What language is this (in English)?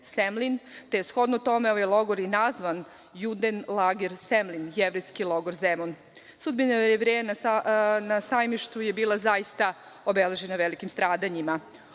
Serbian